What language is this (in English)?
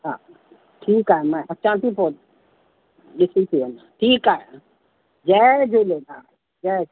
Sindhi